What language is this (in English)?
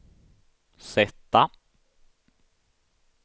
Swedish